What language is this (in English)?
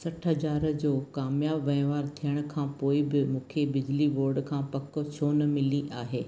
Sindhi